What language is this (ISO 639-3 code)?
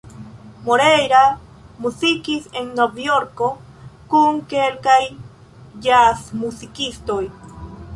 epo